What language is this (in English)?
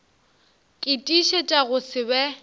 Northern Sotho